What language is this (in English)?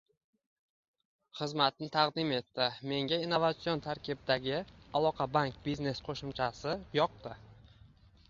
Uzbek